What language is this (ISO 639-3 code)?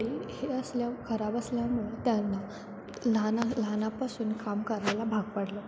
mar